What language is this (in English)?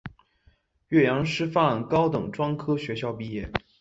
Chinese